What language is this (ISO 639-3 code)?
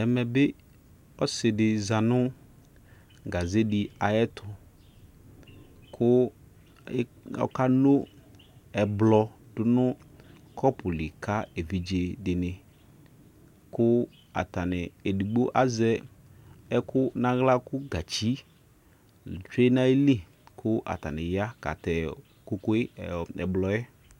kpo